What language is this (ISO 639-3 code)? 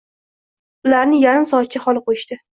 uzb